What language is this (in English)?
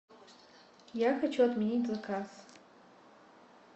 Russian